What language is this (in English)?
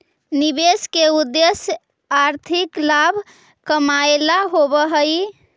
Magahi